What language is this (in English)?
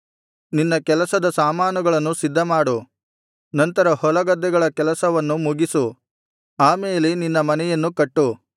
Kannada